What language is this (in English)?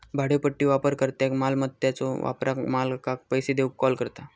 Marathi